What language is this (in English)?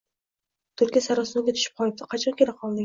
Uzbek